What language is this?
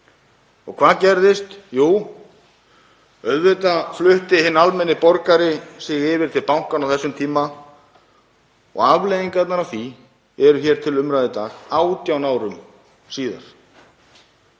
Icelandic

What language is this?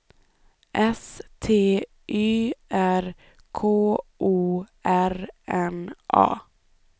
Swedish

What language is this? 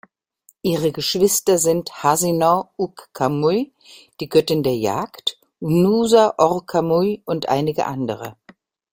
German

